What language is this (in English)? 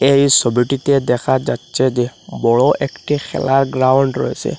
Bangla